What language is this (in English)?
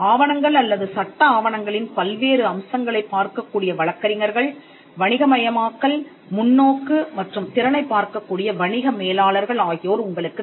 Tamil